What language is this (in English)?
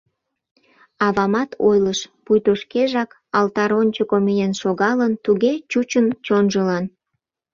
Mari